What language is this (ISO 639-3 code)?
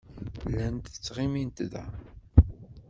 kab